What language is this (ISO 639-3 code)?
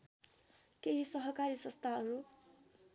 nep